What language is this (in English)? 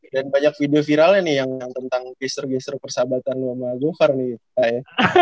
Indonesian